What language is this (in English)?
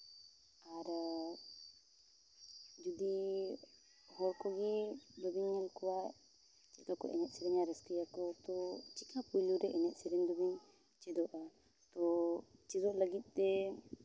Santali